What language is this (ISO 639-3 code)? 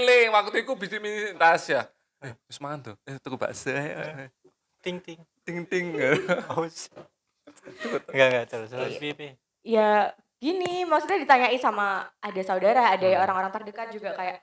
ind